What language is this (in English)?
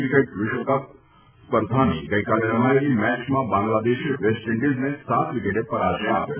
Gujarati